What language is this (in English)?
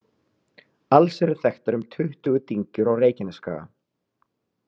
Icelandic